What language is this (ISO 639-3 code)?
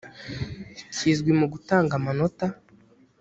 kin